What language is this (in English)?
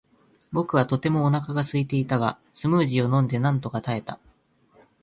Japanese